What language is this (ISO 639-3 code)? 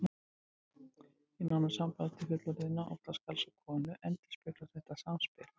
isl